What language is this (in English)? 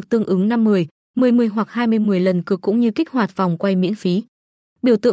Vietnamese